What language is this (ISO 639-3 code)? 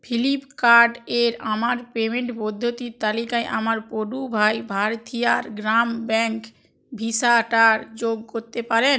ben